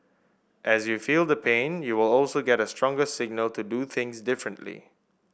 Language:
English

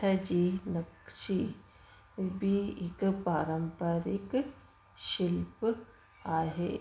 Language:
Sindhi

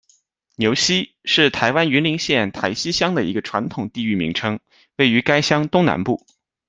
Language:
Chinese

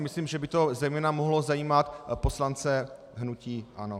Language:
Czech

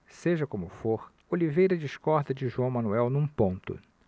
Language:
Portuguese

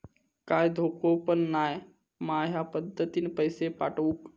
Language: Marathi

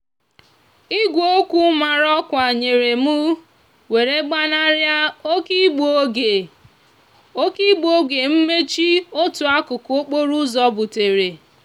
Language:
Igbo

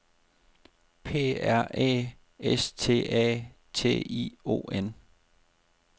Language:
Danish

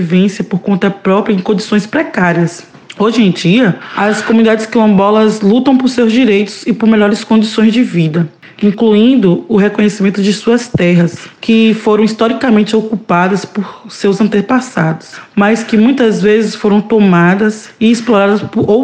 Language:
Portuguese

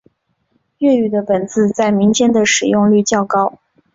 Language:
Chinese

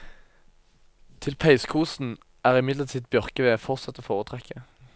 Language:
Norwegian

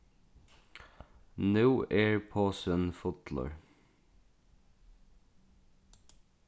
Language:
Faroese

